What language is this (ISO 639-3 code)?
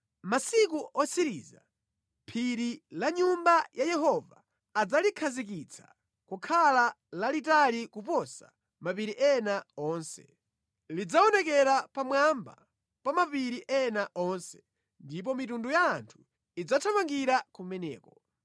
nya